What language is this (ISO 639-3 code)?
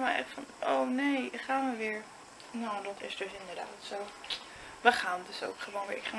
nld